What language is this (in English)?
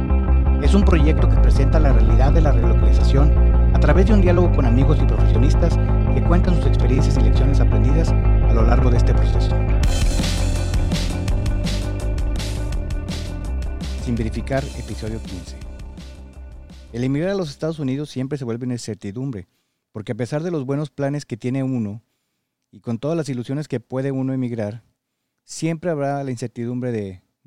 Spanish